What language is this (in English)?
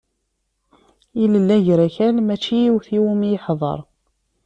Kabyle